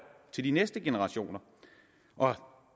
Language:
Danish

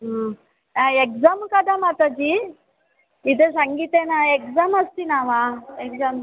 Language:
Sanskrit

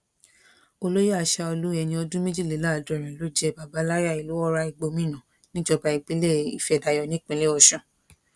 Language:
Yoruba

